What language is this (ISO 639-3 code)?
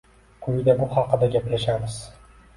uzb